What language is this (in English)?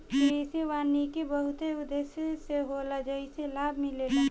Bhojpuri